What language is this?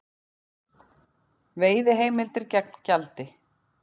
Icelandic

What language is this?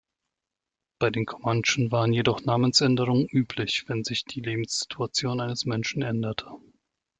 German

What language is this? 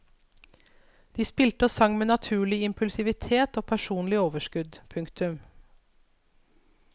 Norwegian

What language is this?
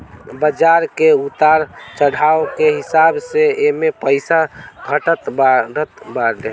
Bhojpuri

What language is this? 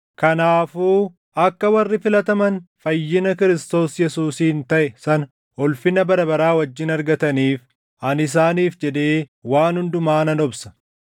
Oromo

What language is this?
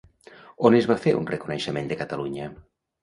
Catalan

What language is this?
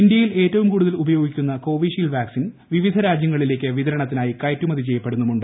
Malayalam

